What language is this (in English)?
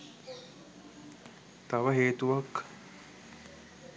Sinhala